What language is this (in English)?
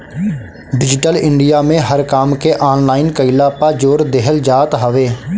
Bhojpuri